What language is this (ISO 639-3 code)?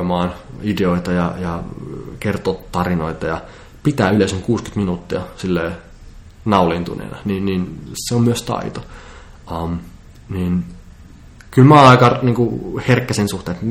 fin